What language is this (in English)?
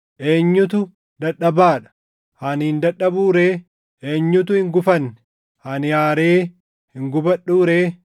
Oromo